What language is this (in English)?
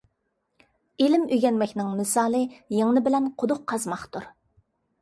Uyghur